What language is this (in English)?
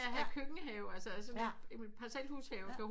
Danish